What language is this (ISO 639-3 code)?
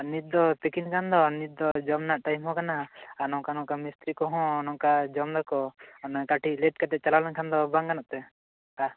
sat